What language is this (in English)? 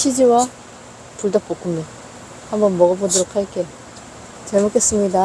Korean